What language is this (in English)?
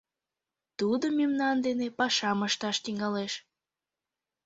Mari